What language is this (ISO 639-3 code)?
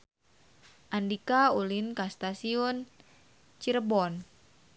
sun